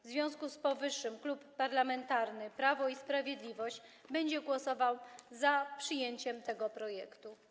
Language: Polish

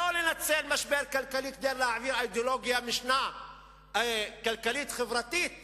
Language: Hebrew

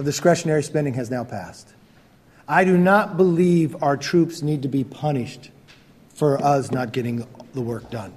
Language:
French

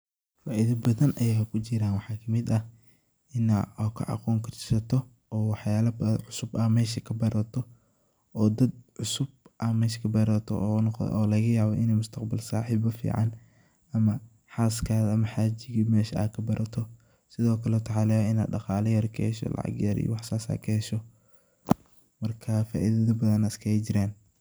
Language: Somali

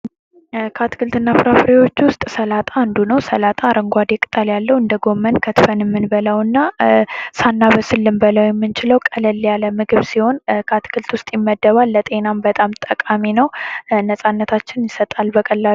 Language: Amharic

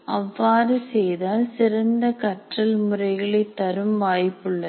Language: Tamil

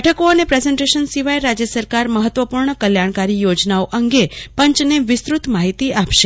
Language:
Gujarati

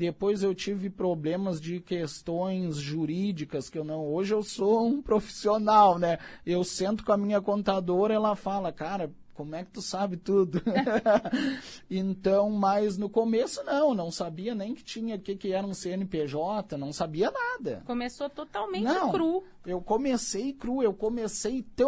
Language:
Portuguese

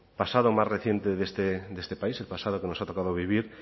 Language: Spanish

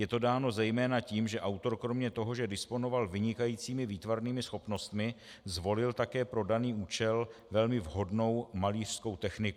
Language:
Czech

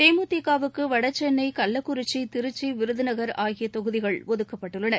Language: Tamil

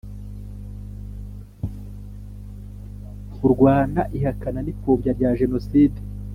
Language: Kinyarwanda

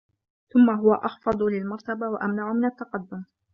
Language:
Arabic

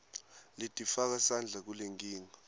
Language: Swati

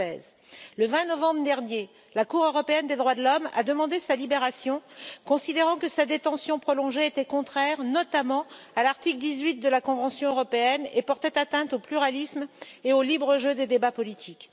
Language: French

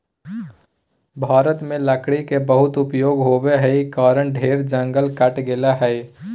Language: Magahi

